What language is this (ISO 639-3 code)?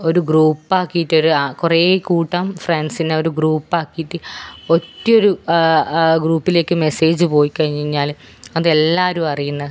mal